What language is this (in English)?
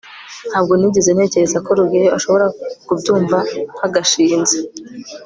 Kinyarwanda